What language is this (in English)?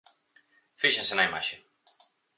Galician